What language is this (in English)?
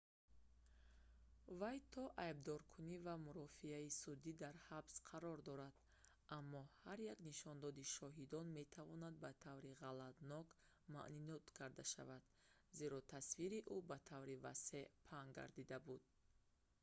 Tajik